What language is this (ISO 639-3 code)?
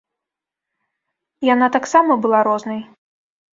bel